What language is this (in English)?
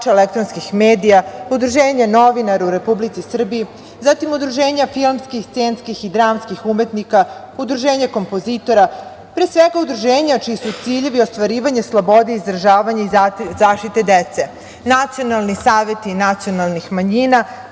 Serbian